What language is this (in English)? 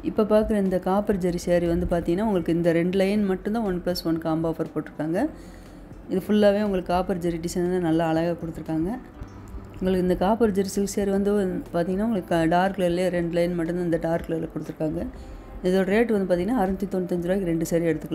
Italian